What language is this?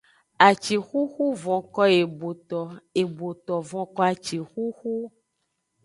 Aja (Benin)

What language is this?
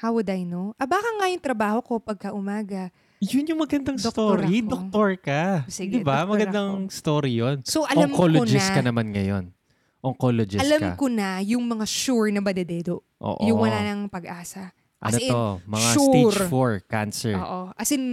Filipino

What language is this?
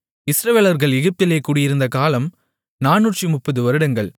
Tamil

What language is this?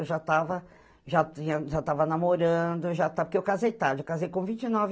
Portuguese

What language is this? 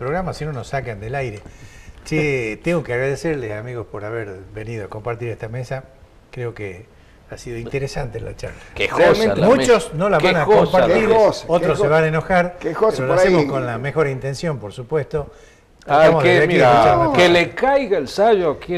Spanish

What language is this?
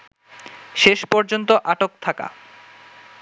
Bangla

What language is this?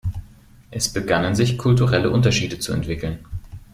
German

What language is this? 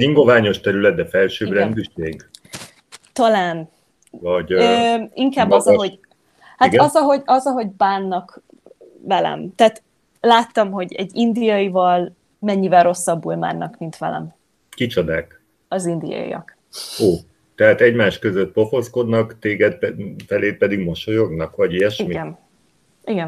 Hungarian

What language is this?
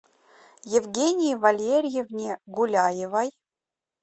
Russian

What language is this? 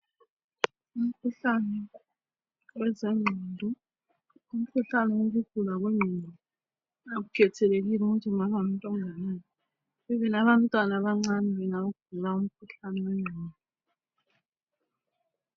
North Ndebele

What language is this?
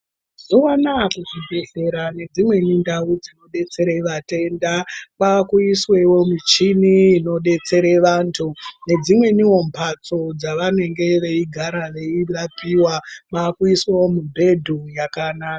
Ndau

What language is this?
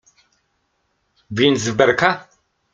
Polish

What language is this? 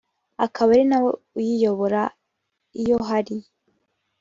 Kinyarwanda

